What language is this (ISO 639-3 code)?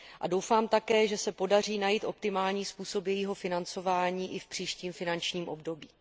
ces